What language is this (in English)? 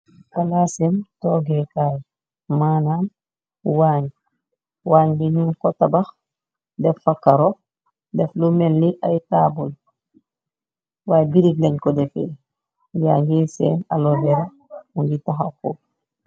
Wolof